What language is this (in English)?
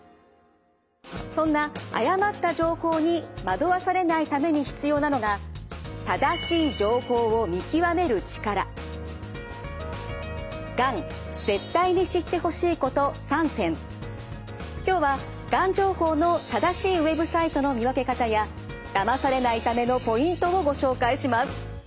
Japanese